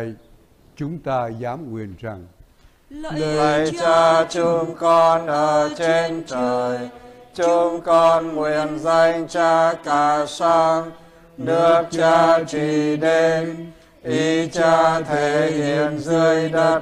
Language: Vietnamese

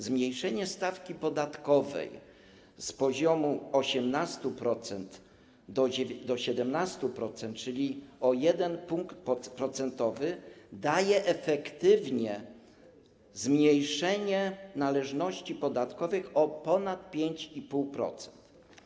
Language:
Polish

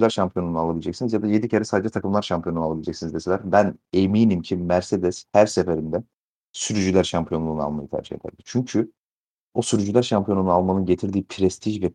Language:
Turkish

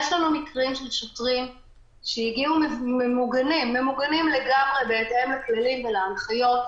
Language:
Hebrew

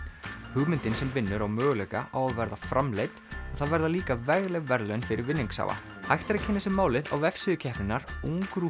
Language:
Icelandic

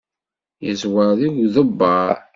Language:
Kabyle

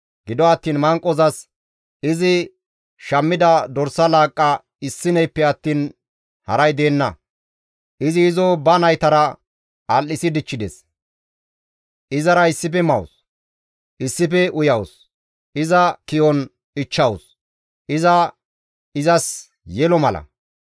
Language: Gamo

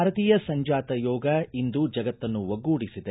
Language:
Kannada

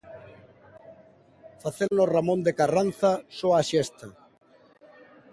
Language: Galician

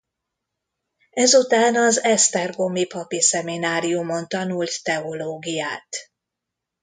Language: Hungarian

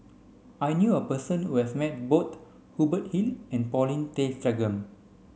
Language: English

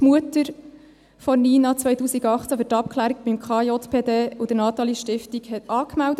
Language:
Swiss German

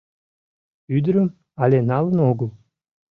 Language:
Mari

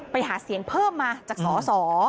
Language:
Thai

